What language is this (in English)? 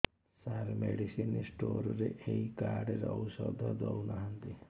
Odia